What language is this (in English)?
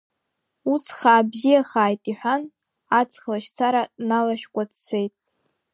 Abkhazian